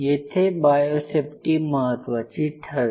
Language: Marathi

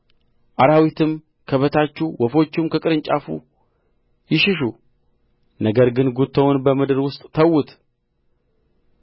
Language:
Amharic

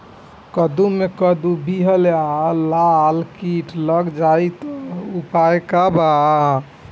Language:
Bhojpuri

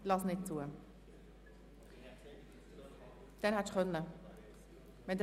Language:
Swiss German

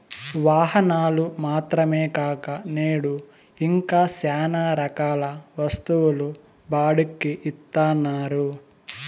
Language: Telugu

